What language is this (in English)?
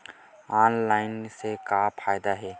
Chhattisgarhi